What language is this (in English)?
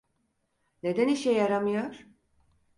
Turkish